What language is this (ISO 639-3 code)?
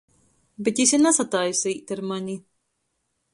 ltg